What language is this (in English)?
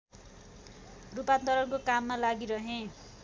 Nepali